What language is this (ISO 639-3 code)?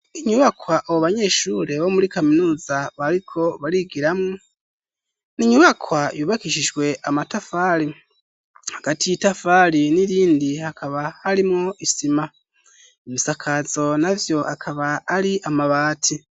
run